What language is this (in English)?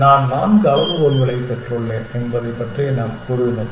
Tamil